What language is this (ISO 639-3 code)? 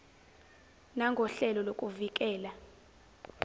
zul